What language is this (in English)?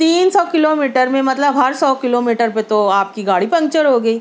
Urdu